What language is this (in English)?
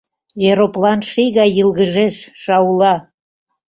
Mari